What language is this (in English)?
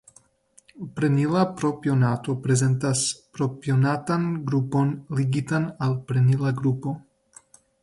Esperanto